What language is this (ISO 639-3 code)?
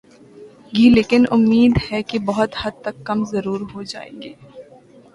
urd